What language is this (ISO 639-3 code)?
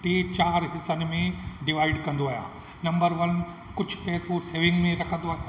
snd